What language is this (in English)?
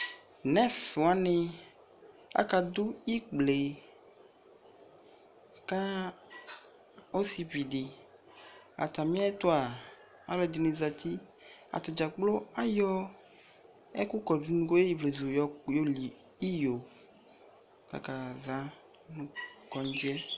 Ikposo